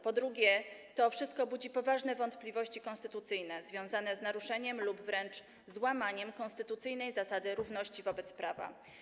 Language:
Polish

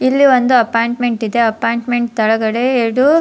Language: Kannada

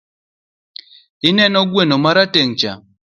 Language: Luo (Kenya and Tanzania)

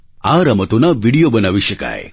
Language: Gujarati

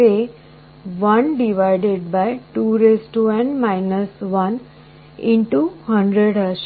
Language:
Gujarati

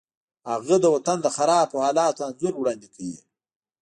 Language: Pashto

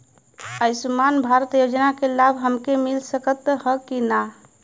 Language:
Bhojpuri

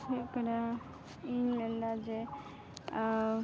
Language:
Santali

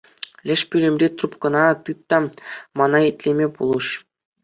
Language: Chuvash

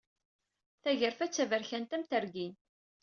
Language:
Kabyle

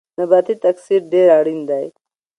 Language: Pashto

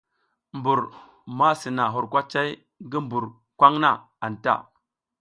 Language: South Giziga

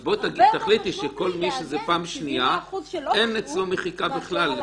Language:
Hebrew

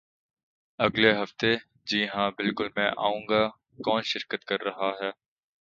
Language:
Urdu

